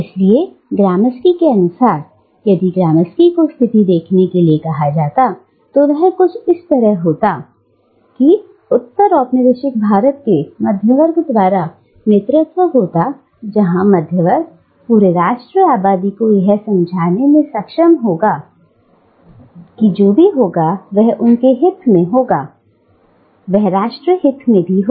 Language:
Hindi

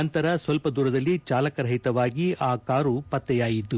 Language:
Kannada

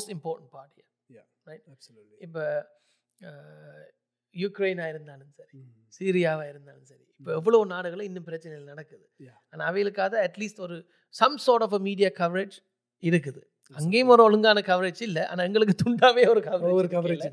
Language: Tamil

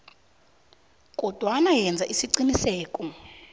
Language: South Ndebele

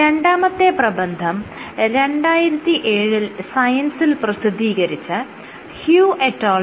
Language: Malayalam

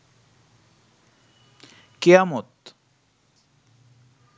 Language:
Bangla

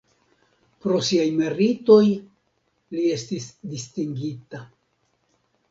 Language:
Esperanto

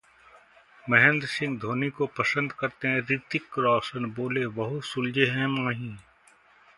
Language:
Hindi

